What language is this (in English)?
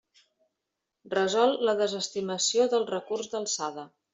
Catalan